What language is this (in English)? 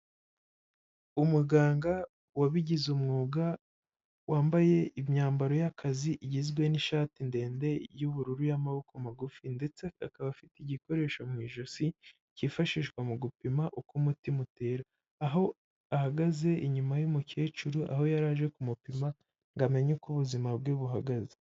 Kinyarwanda